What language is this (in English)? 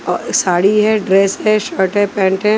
Hindi